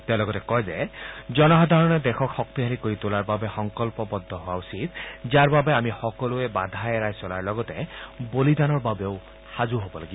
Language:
Assamese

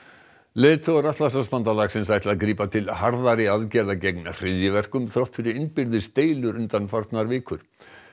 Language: Icelandic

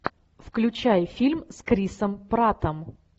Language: Russian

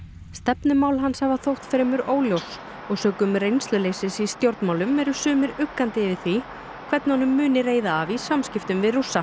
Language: Icelandic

